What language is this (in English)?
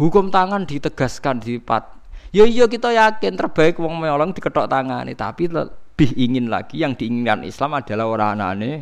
Indonesian